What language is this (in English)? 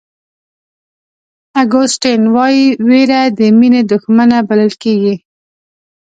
Pashto